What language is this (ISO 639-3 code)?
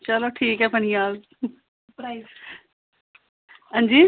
doi